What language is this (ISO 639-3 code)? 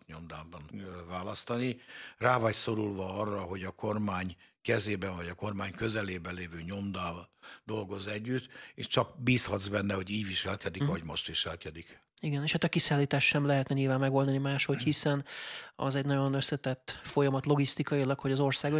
hun